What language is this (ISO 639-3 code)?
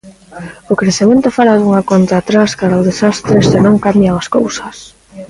glg